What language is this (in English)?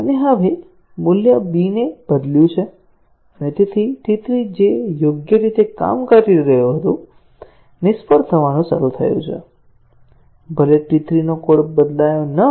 Gujarati